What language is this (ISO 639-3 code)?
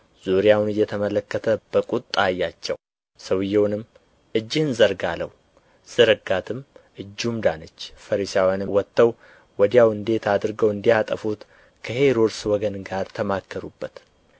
amh